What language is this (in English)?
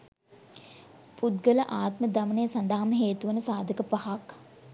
Sinhala